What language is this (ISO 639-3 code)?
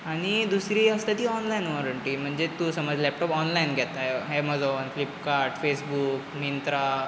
kok